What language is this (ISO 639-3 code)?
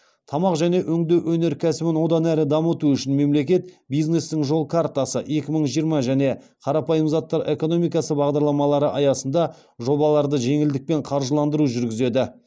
kaz